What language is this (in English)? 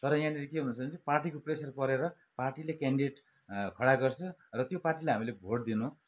Nepali